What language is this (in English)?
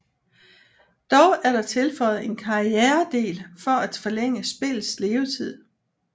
Danish